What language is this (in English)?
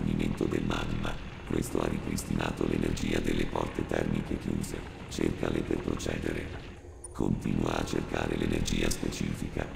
Italian